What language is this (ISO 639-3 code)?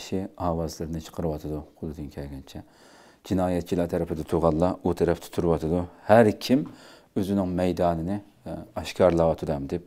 tur